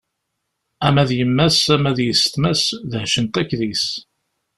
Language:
Kabyle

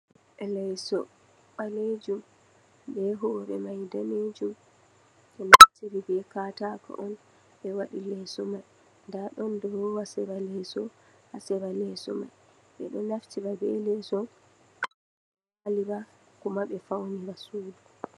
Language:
Fula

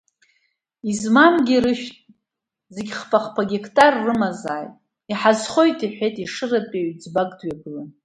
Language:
Abkhazian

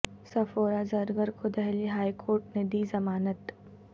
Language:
Urdu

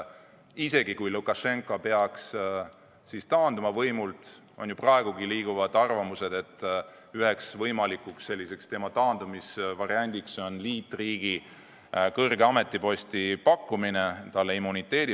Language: Estonian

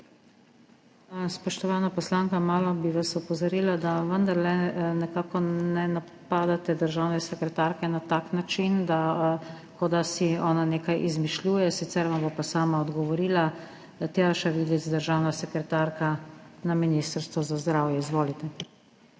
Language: Slovenian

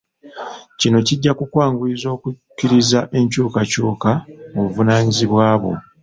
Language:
Ganda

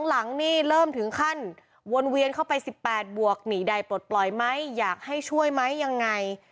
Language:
Thai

